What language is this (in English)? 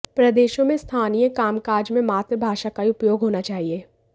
Hindi